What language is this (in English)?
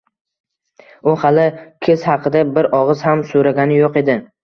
Uzbek